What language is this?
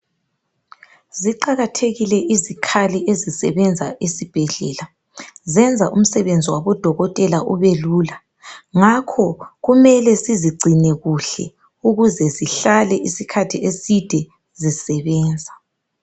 North Ndebele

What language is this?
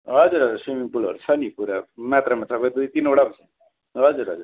Nepali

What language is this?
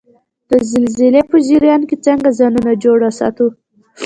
Pashto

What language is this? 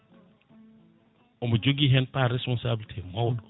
Fula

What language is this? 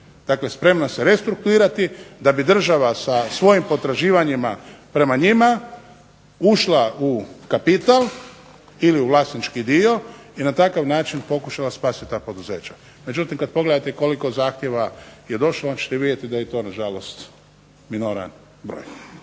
Croatian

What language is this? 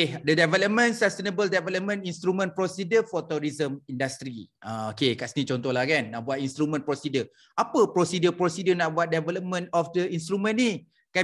Malay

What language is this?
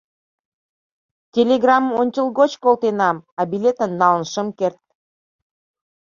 Mari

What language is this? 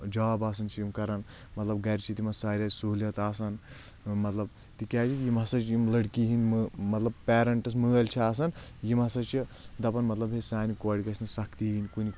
Kashmiri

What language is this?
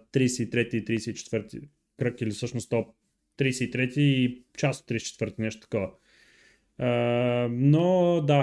Bulgarian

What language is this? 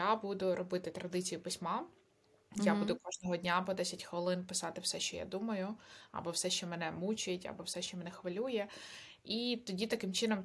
Ukrainian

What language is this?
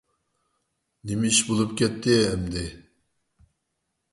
Uyghur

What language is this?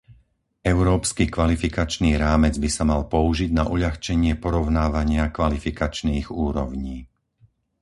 Slovak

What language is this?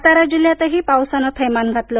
Marathi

